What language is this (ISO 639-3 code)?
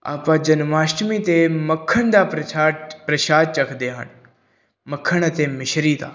pan